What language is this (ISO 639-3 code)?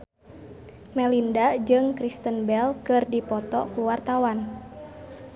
sun